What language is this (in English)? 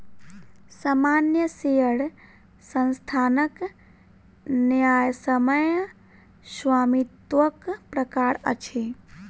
Maithili